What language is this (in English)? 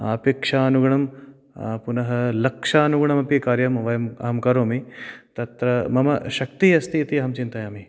Sanskrit